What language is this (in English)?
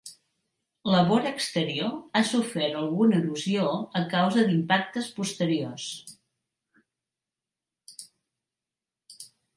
Catalan